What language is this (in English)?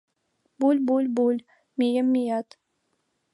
Mari